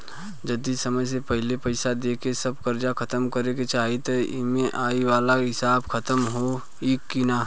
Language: Bhojpuri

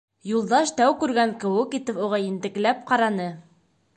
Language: Bashkir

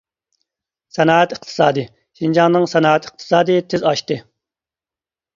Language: Uyghur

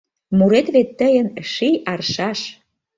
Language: Mari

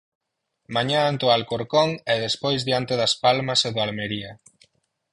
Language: Galician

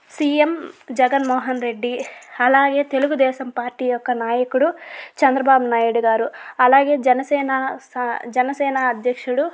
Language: Telugu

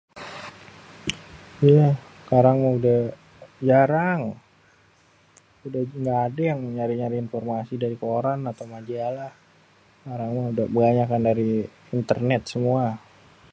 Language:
Betawi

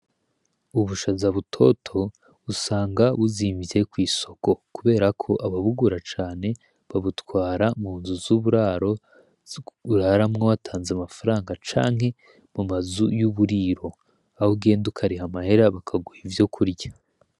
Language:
Rundi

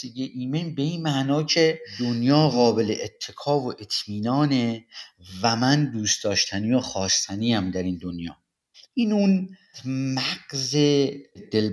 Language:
Persian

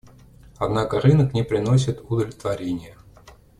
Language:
Russian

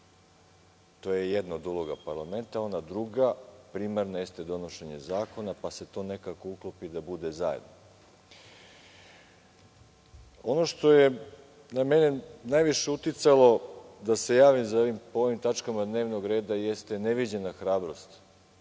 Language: Serbian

